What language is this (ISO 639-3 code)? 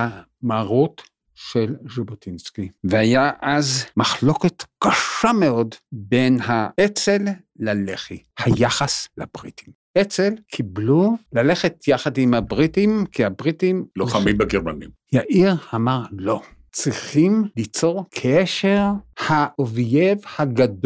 heb